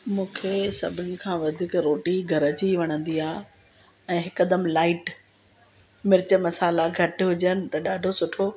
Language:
Sindhi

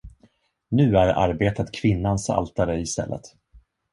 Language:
Swedish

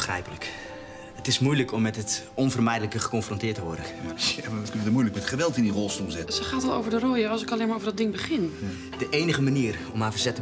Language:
Dutch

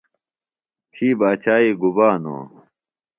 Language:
Phalura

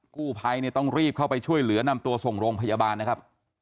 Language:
Thai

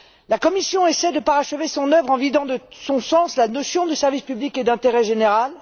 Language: French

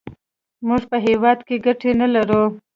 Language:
Pashto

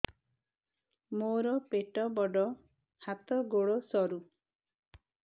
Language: Odia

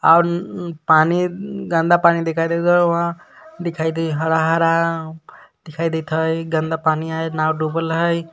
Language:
Magahi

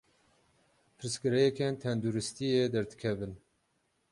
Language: Kurdish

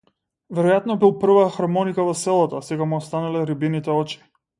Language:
Macedonian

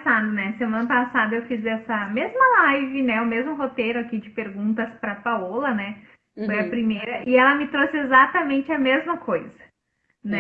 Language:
Portuguese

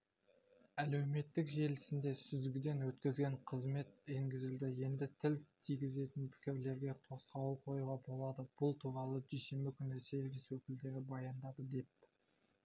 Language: Kazakh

